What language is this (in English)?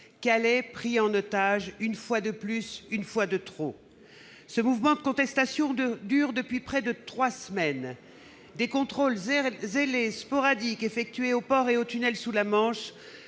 French